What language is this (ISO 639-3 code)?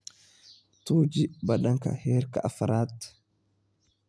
som